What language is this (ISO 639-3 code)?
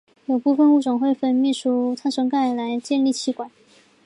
zho